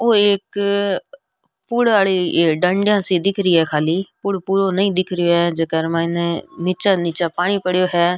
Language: Rajasthani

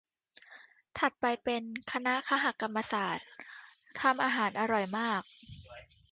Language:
Thai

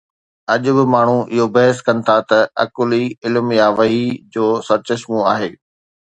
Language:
Sindhi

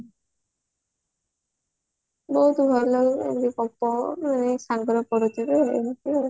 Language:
Odia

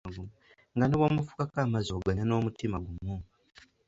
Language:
Ganda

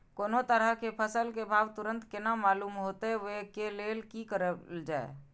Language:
Maithili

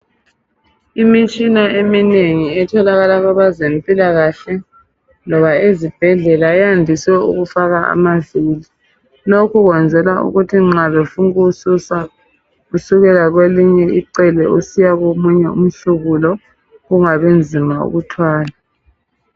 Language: North Ndebele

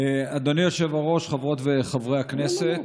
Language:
Hebrew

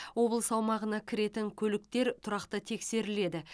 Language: Kazakh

